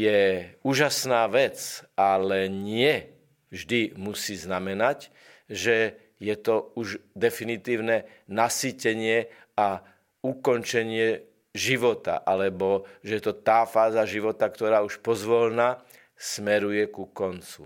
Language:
Slovak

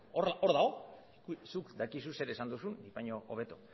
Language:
Basque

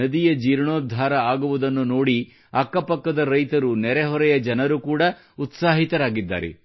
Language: Kannada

